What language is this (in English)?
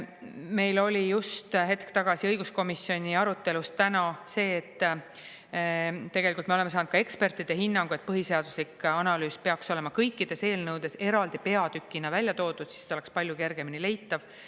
Estonian